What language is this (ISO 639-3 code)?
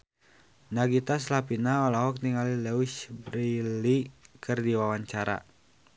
sun